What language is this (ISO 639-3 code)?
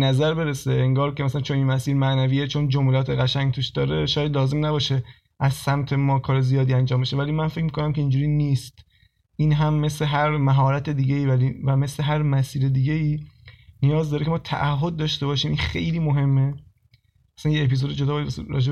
fas